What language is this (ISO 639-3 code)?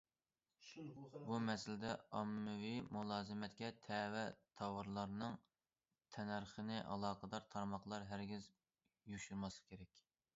uig